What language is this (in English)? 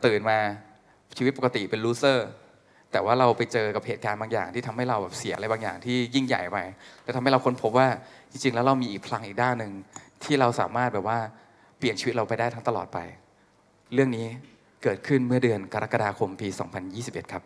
Thai